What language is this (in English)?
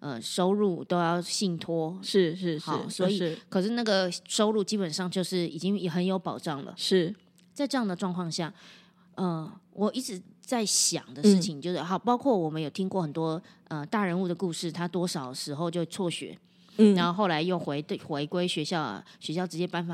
Chinese